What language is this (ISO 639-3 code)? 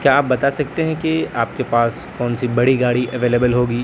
urd